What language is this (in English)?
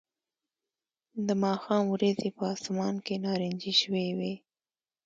Pashto